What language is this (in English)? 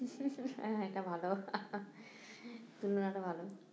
Bangla